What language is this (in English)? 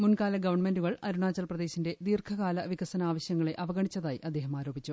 Malayalam